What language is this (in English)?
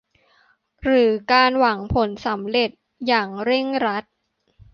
Thai